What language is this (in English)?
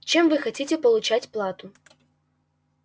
Russian